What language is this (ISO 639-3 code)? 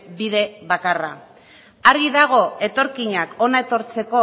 eus